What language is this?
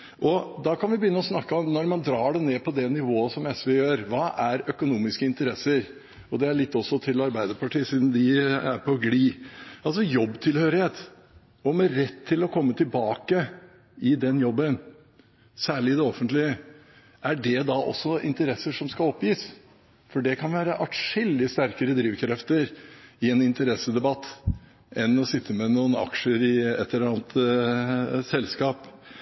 Norwegian Bokmål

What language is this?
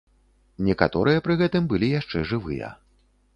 Belarusian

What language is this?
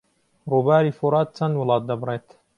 Central Kurdish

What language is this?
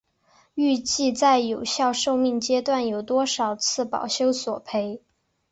Chinese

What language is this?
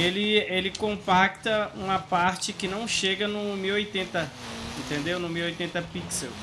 Portuguese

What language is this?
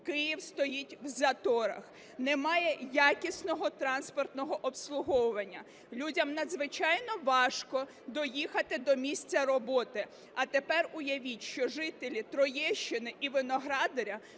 Ukrainian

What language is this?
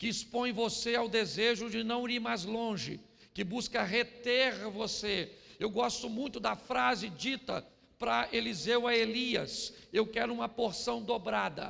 Portuguese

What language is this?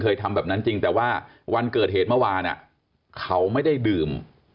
Thai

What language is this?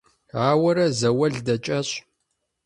Kabardian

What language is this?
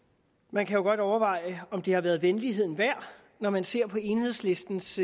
Danish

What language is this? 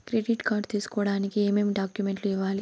Telugu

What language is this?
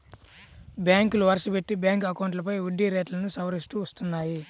Telugu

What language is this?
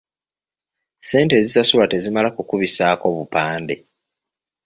Ganda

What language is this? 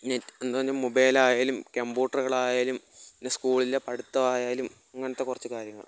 Malayalam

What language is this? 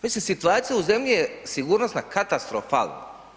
Croatian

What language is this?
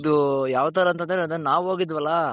Kannada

